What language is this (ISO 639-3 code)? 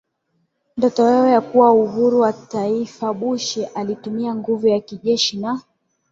swa